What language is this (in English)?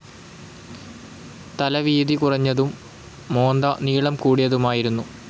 Malayalam